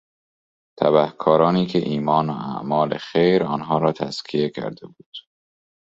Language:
Persian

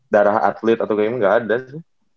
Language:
Indonesian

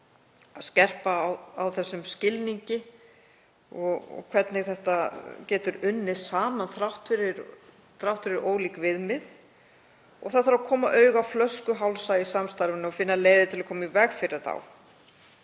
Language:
Icelandic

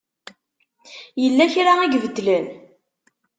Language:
Kabyle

